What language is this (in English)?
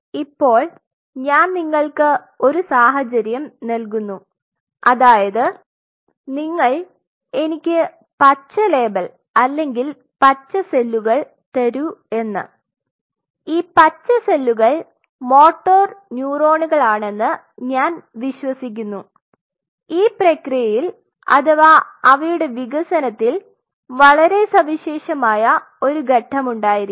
Malayalam